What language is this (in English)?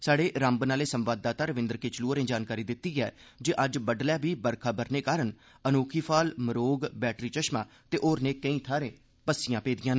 Dogri